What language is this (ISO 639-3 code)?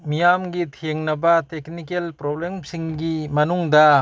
mni